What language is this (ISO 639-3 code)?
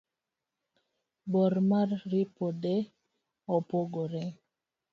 luo